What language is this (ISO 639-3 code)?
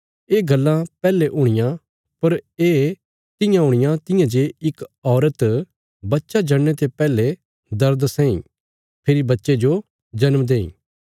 kfs